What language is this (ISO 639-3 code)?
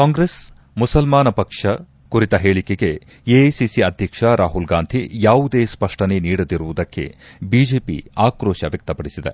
kan